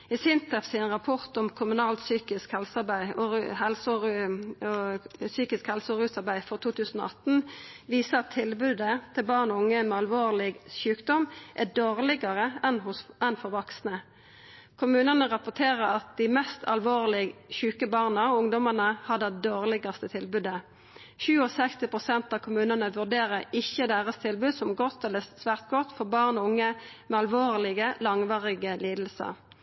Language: Norwegian Nynorsk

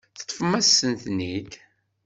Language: Kabyle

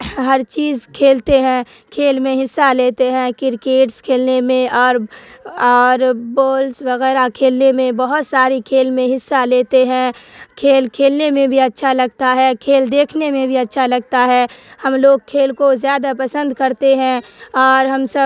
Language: Urdu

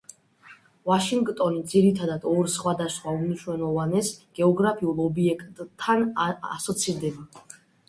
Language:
Georgian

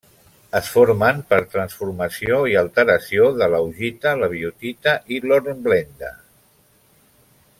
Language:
Catalan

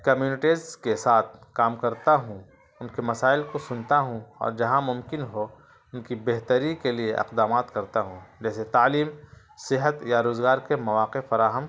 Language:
Urdu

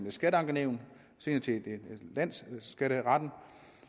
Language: Danish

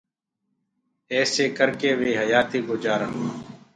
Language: Gurgula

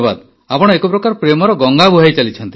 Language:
Odia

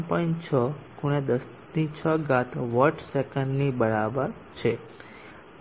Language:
Gujarati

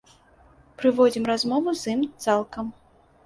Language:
Belarusian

